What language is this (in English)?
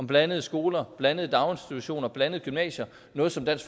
Danish